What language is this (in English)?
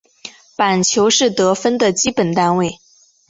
Chinese